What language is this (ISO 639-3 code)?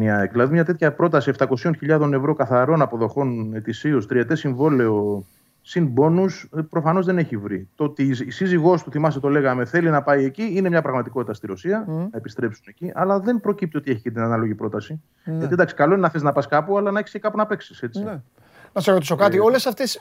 ell